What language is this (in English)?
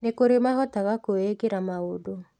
Kikuyu